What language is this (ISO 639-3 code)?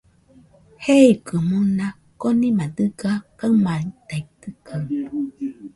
hux